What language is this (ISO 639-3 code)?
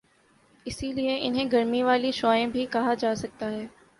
urd